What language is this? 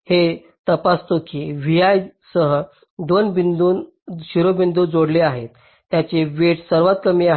Marathi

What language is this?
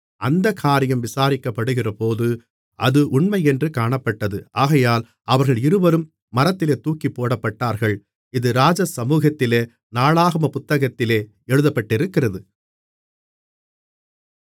Tamil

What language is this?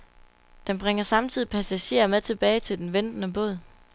Danish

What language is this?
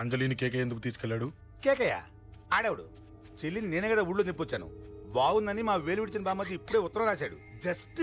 Telugu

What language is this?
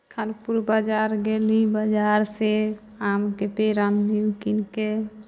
Maithili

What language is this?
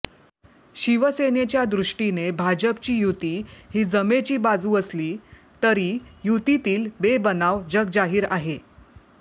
Marathi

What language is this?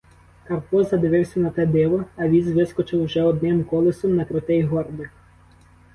Ukrainian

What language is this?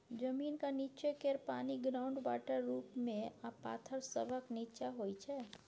Maithili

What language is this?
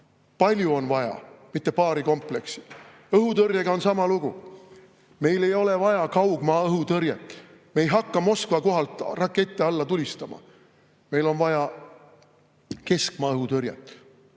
Estonian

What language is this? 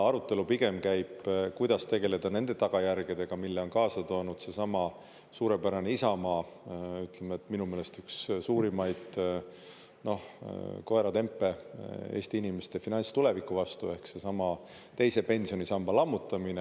Estonian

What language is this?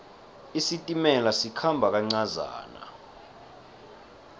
South Ndebele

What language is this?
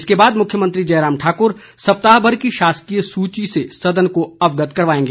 Hindi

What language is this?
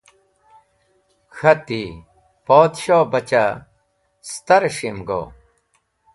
Wakhi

